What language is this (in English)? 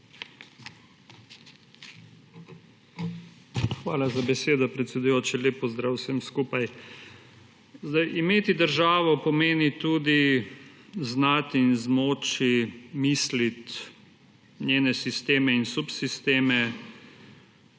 Slovenian